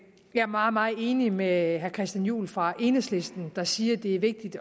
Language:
Danish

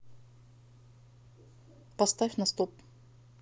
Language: Russian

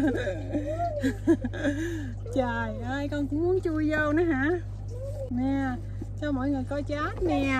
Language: Vietnamese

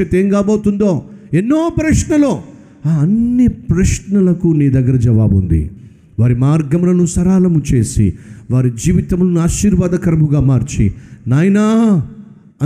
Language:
Telugu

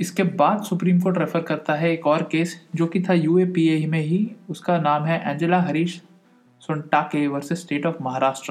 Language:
Hindi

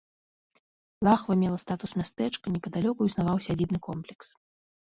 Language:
Belarusian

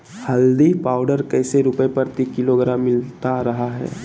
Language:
Magahi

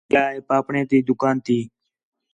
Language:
Khetrani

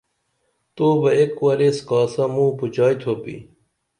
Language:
Dameli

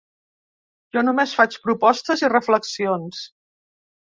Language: Catalan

